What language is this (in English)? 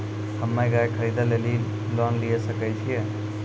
Maithili